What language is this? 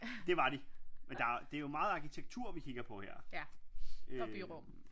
Danish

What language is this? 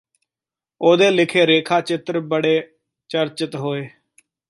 Punjabi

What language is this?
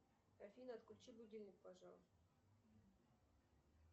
Russian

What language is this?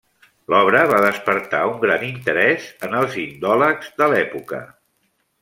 Catalan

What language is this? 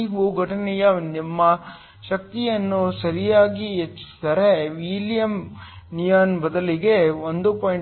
Kannada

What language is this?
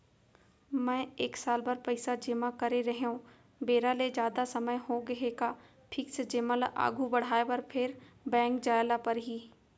Chhattisgarhi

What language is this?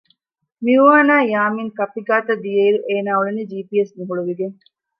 Divehi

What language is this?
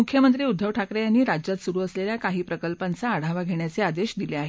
Marathi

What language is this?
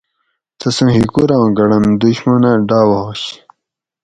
Gawri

